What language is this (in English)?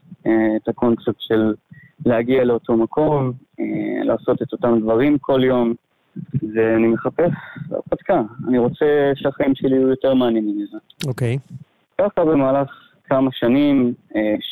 Hebrew